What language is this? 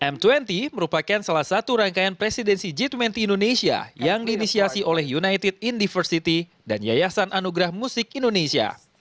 Indonesian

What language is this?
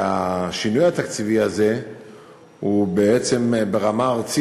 Hebrew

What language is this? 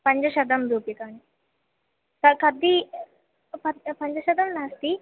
Sanskrit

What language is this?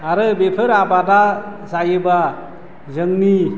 Bodo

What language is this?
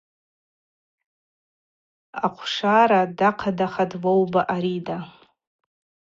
Abaza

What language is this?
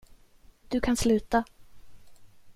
Swedish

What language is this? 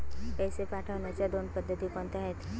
Marathi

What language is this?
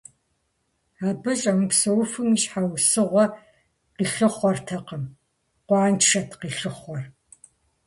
Kabardian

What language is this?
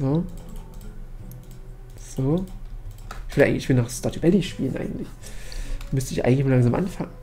German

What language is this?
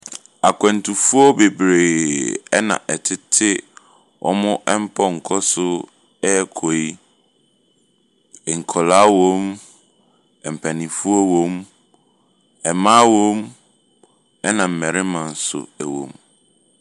Akan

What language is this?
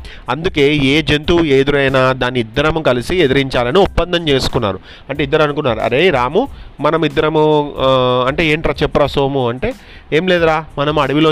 Telugu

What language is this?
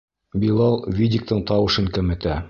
Bashkir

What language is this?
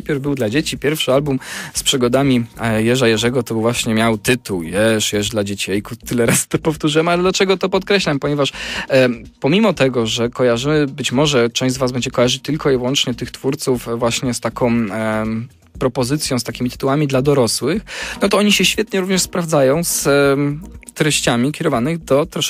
Polish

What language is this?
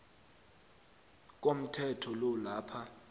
South Ndebele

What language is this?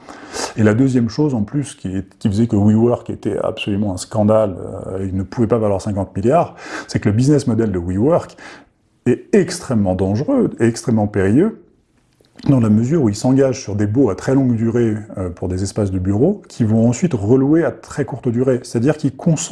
French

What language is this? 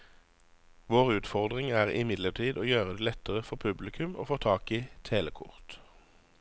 Norwegian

